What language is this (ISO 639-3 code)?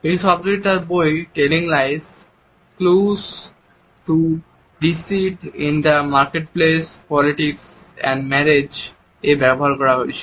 ben